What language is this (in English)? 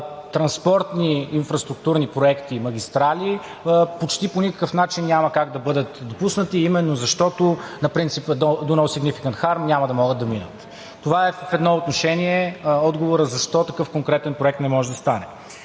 Bulgarian